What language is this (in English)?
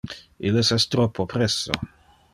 Interlingua